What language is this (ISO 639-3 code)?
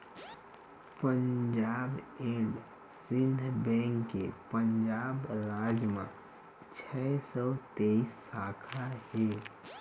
hne